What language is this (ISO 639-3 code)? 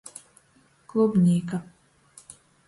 ltg